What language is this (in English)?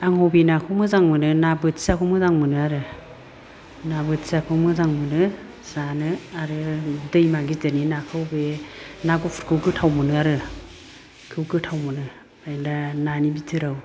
Bodo